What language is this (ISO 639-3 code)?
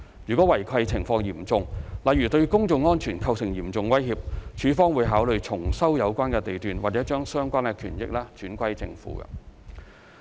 yue